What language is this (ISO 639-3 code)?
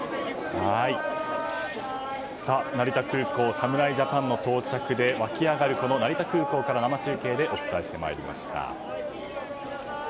jpn